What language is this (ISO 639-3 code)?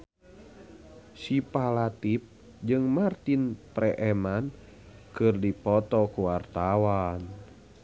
sun